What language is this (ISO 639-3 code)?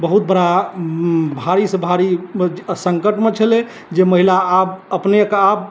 mai